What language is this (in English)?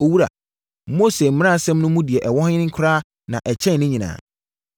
Akan